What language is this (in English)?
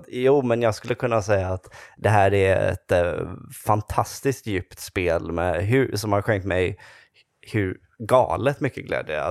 Swedish